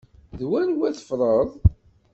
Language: Kabyle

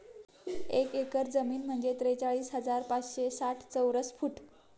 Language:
Marathi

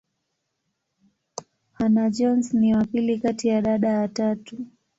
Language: Swahili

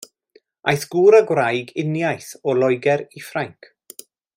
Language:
Welsh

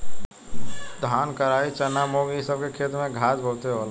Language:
Bhojpuri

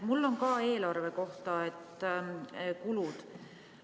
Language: Estonian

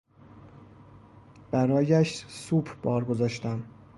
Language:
Persian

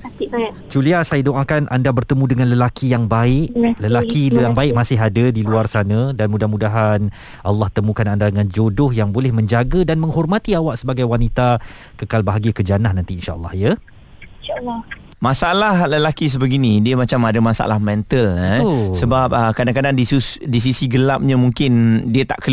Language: Malay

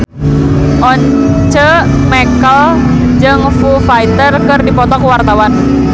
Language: Sundanese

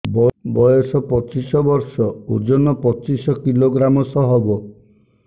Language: Odia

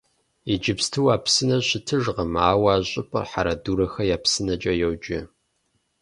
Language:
Kabardian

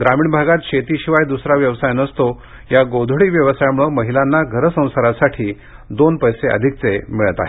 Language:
Marathi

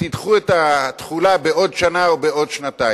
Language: Hebrew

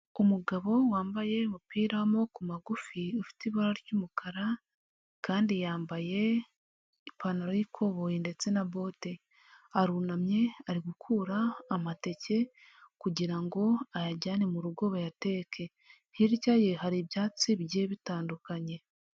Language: Kinyarwanda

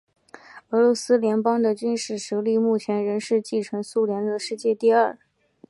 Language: Chinese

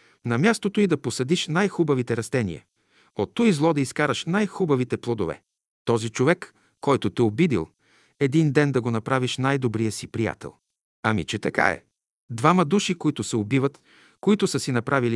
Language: Bulgarian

